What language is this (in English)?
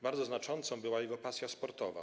Polish